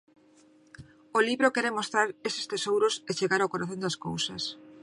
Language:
Galician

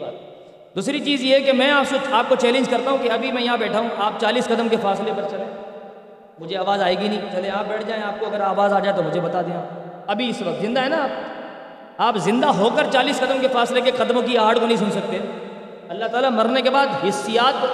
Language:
Urdu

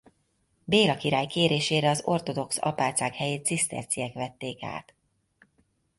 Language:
Hungarian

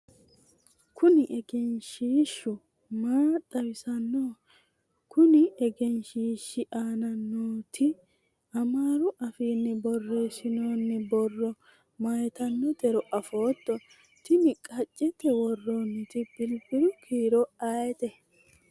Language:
Sidamo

